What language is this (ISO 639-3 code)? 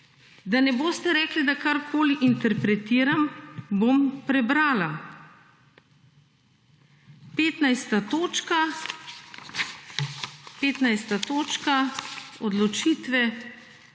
slv